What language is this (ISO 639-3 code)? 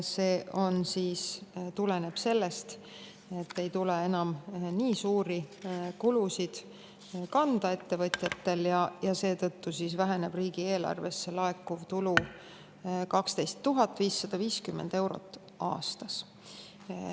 est